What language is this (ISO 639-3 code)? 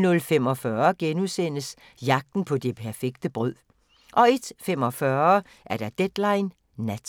dan